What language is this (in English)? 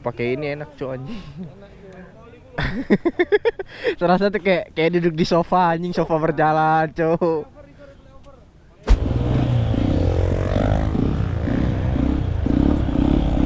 Indonesian